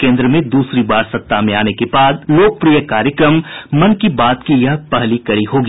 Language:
Hindi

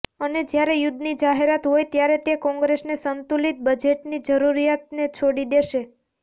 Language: Gujarati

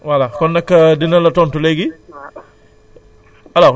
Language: Wolof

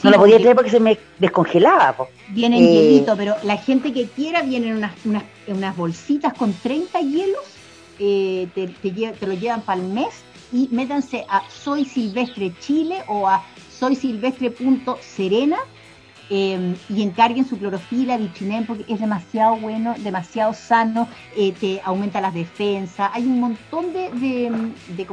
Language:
Spanish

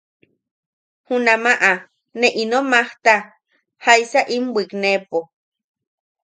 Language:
Yaqui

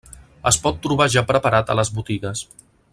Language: Catalan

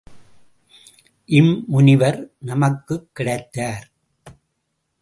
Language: Tamil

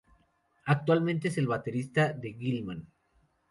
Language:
Spanish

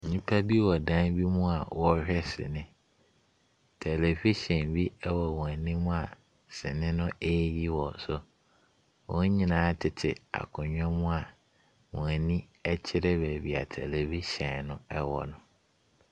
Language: Akan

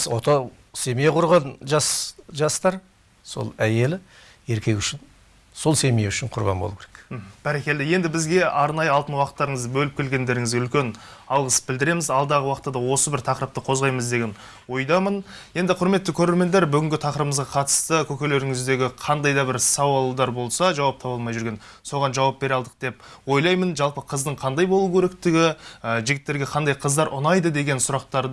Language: Turkish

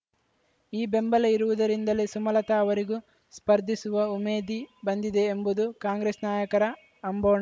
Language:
Kannada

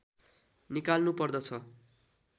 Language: Nepali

